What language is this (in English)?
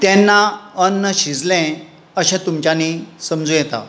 Konkani